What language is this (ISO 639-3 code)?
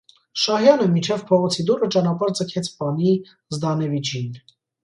hye